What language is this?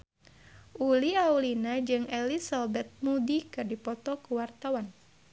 Sundanese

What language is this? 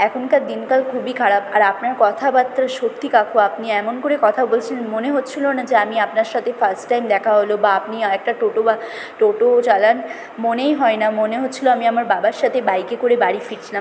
Bangla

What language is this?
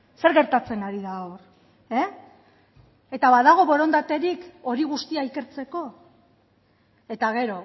Basque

